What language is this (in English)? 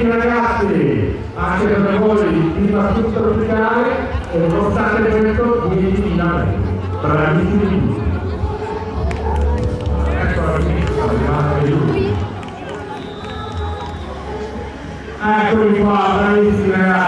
Italian